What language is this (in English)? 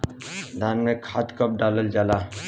Bhojpuri